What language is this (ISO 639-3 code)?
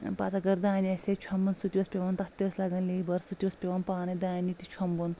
kas